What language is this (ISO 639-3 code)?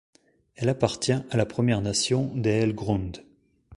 fra